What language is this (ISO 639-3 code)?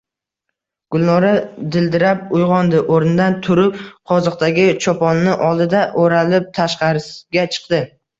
uzb